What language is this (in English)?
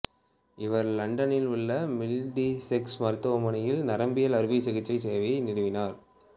Tamil